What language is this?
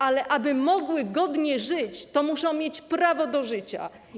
Polish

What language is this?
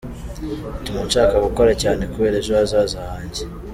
Kinyarwanda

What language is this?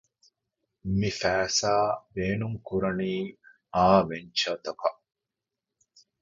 Divehi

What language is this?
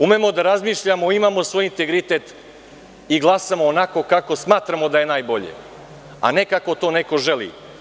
Serbian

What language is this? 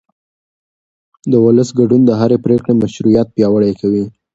Pashto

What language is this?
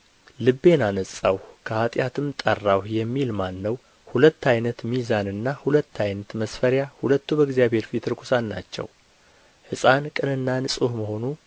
Amharic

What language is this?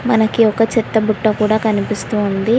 Telugu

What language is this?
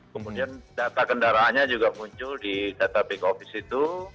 Indonesian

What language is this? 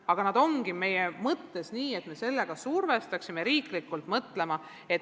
Estonian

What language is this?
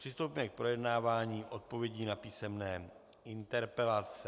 Czech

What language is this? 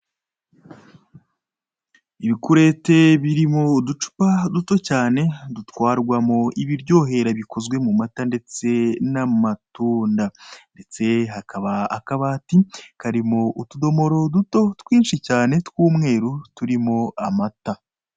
Kinyarwanda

